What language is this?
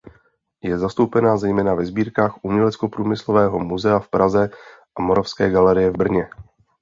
Czech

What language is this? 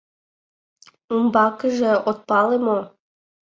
Mari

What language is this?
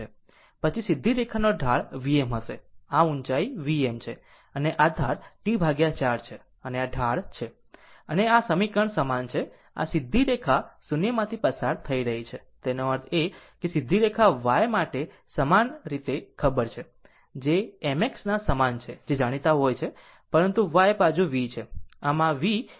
Gujarati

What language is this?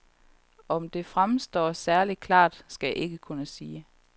Danish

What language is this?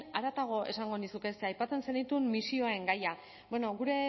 Basque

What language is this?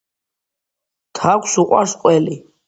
Georgian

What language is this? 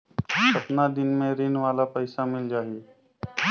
Chhattisgarhi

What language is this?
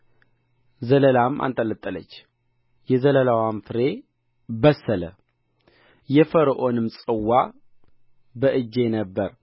Amharic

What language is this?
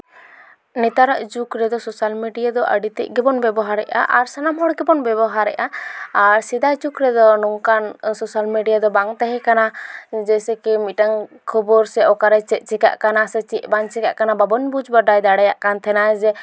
Santali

